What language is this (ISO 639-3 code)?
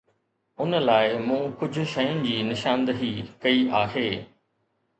snd